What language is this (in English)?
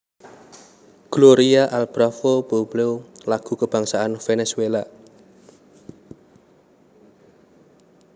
Javanese